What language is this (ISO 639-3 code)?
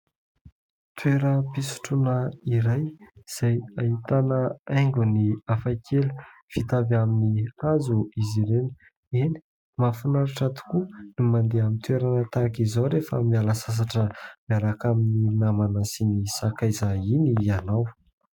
mlg